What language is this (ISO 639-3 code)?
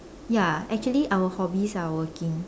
eng